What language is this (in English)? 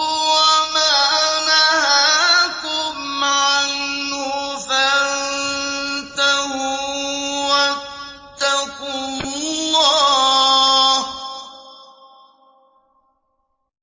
Arabic